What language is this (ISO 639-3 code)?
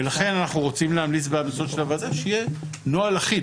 heb